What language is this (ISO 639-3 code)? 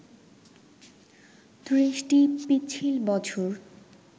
ben